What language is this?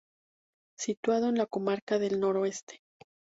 Spanish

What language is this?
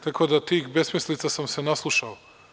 Serbian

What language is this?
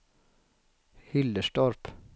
Swedish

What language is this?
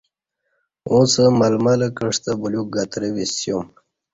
Kati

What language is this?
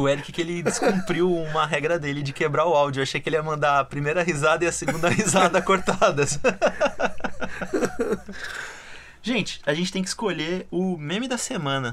Portuguese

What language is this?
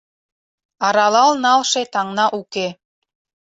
Mari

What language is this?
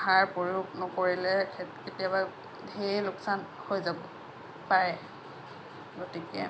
Assamese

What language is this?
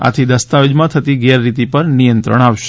Gujarati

